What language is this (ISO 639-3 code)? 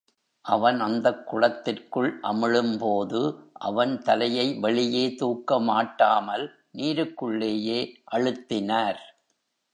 tam